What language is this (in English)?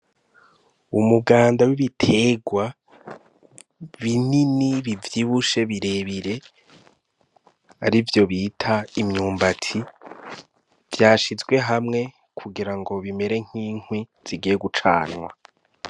Rundi